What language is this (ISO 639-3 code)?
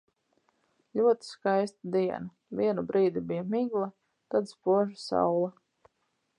lav